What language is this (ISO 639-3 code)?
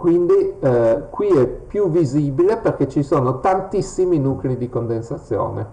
ita